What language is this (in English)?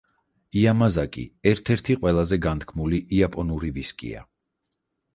Georgian